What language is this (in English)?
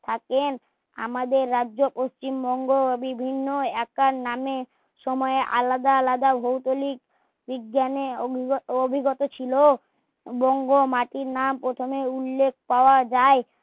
Bangla